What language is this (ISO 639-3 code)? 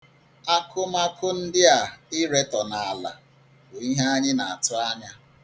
ibo